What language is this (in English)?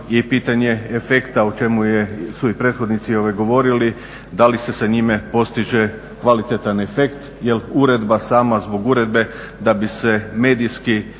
Croatian